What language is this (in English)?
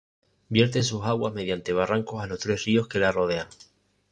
Spanish